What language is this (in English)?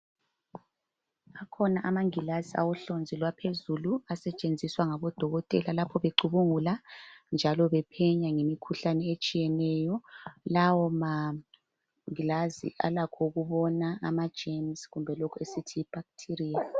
North Ndebele